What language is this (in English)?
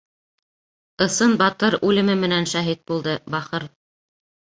Bashkir